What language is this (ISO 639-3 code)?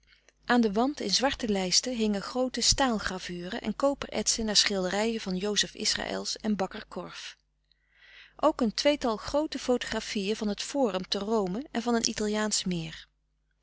nld